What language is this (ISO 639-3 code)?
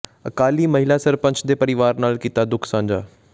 pan